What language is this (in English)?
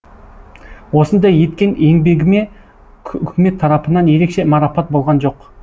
Kazakh